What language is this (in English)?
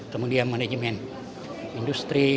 Indonesian